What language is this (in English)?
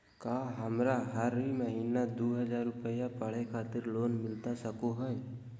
Magahi